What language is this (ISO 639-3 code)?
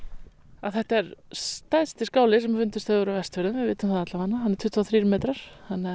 isl